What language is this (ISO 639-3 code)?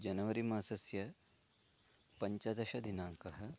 san